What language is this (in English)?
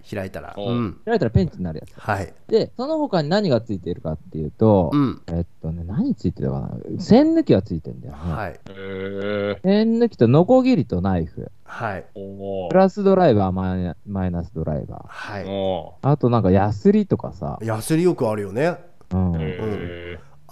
Japanese